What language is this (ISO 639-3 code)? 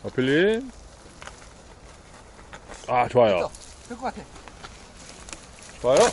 kor